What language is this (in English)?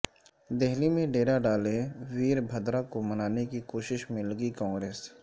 Urdu